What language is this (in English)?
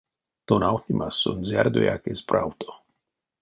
Erzya